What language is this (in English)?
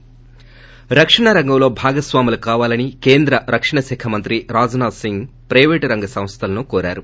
Telugu